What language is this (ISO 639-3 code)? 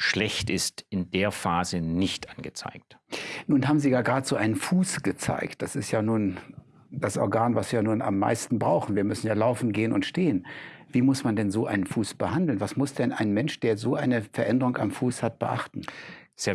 deu